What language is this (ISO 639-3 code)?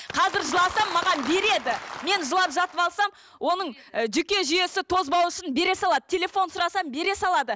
kaz